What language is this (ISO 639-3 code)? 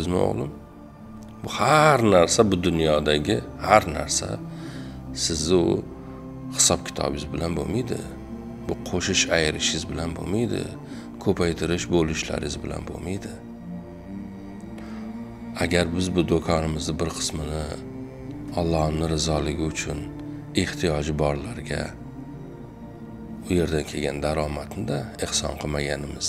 tur